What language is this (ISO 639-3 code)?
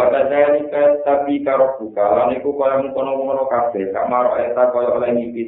ind